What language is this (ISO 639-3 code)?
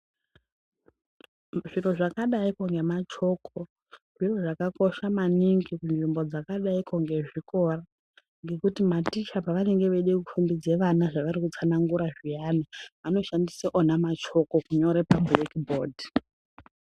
ndc